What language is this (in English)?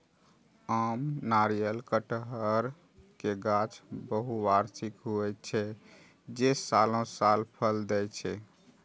Maithili